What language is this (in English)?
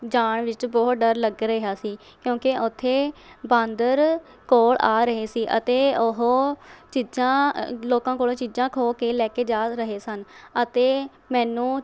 Punjabi